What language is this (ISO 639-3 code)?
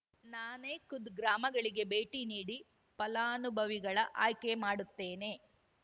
kan